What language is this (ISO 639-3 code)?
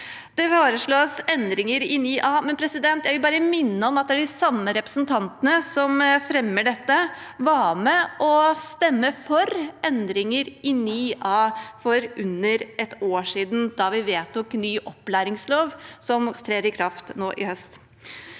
nor